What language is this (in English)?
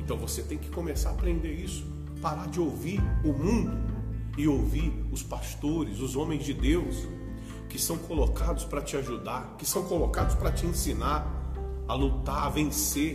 Portuguese